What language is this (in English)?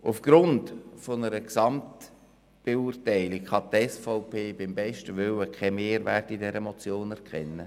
Swiss German